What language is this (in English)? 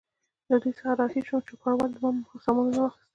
Pashto